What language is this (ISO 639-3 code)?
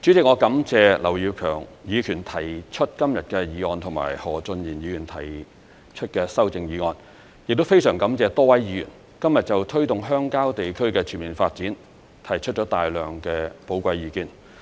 yue